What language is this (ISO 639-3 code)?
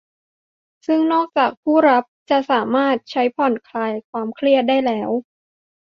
tha